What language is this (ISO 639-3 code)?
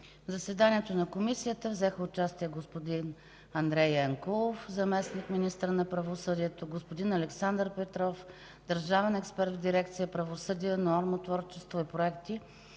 bul